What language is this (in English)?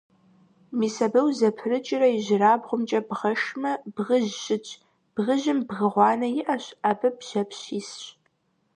Kabardian